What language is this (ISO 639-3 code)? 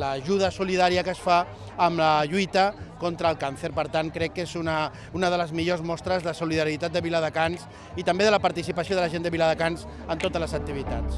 spa